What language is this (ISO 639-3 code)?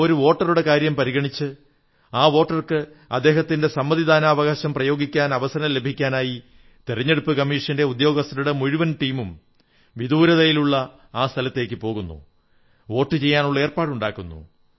mal